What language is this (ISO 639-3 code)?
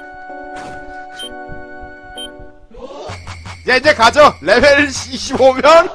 kor